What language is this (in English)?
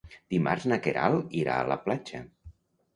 Catalan